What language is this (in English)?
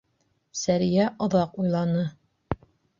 Bashkir